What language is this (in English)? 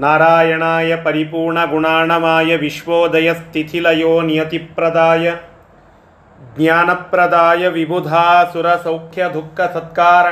Kannada